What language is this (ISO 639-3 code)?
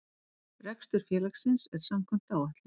isl